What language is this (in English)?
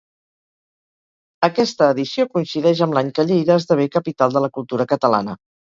Catalan